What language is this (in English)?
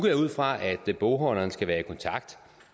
Danish